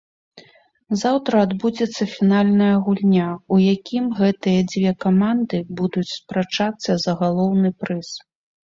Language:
Belarusian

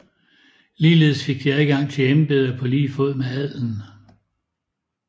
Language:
Danish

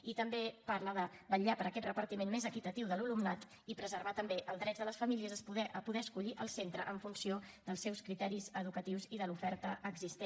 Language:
Catalan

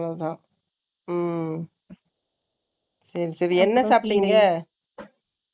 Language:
Tamil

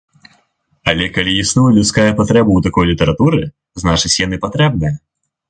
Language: Belarusian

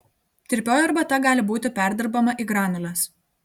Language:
Lithuanian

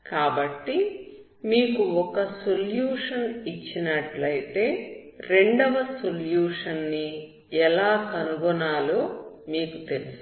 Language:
Telugu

